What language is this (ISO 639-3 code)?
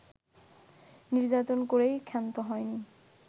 ben